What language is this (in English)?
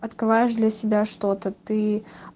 Russian